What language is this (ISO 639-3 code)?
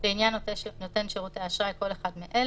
heb